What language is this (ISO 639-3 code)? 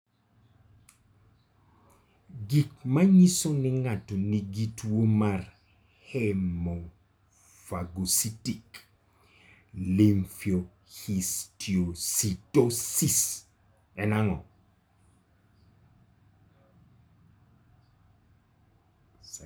luo